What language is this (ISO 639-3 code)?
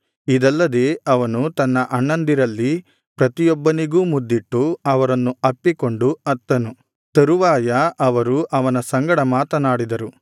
kan